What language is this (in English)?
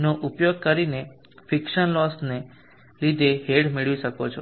Gujarati